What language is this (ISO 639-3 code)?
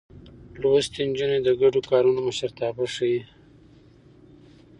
pus